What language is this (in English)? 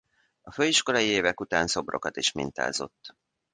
Hungarian